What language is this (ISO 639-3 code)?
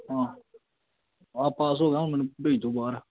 pan